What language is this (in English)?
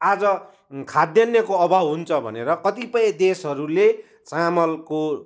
Nepali